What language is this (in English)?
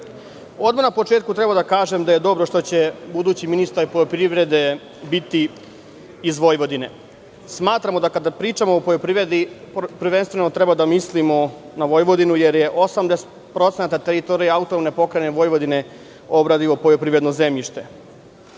Serbian